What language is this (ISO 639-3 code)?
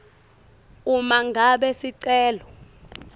ssw